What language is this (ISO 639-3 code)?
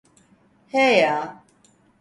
tur